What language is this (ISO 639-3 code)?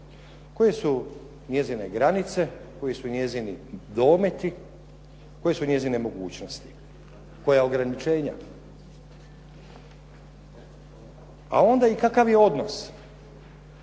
hrv